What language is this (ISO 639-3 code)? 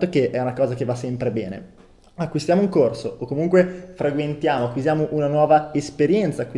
ita